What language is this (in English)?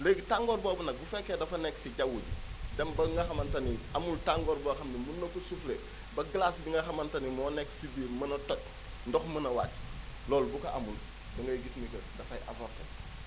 Wolof